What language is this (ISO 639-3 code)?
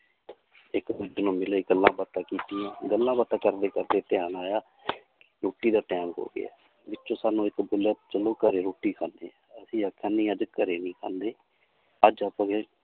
pan